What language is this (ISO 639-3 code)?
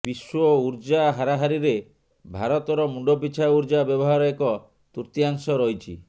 ori